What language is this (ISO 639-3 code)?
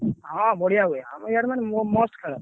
ori